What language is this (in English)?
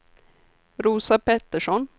Swedish